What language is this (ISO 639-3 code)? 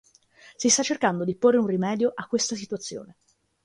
ita